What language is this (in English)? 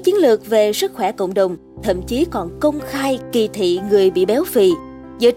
Vietnamese